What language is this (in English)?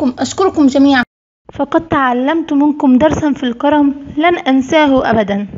Arabic